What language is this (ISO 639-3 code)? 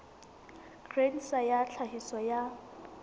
sot